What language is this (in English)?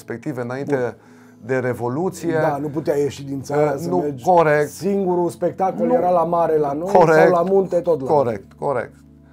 Romanian